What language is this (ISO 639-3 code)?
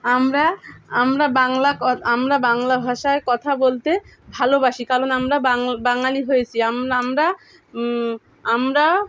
ben